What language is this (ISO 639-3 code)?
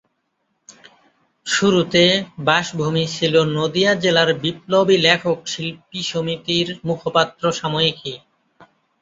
ben